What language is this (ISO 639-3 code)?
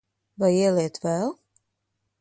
lav